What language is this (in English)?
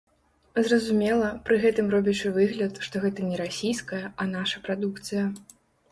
Belarusian